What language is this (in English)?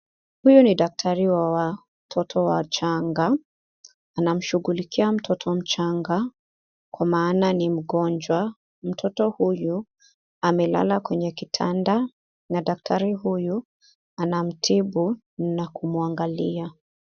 Swahili